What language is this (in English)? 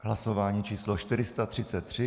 Czech